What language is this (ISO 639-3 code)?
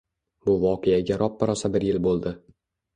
uzb